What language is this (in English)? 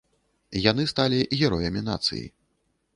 Belarusian